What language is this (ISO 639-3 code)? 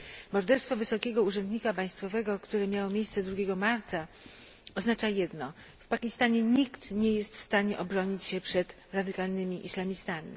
pol